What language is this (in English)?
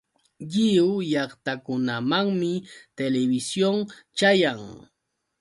Yauyos Quechua